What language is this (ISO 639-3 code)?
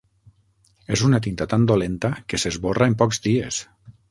cat